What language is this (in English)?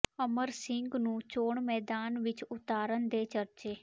Punjabi